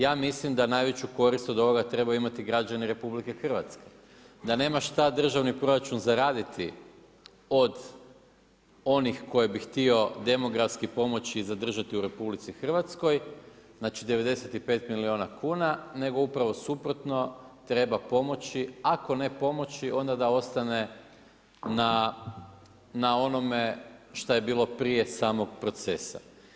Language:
Croatian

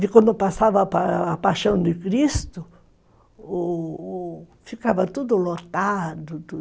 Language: Portuguese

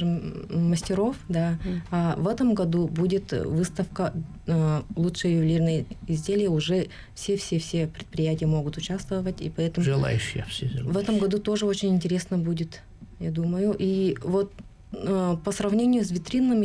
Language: Russian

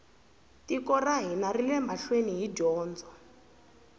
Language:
Tsonga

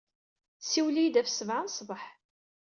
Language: Kabyle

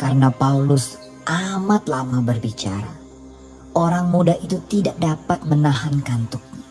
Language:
Indonesian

